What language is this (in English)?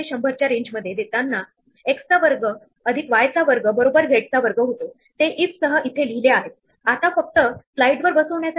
Marathi